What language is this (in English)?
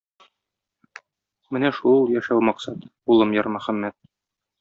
Tatar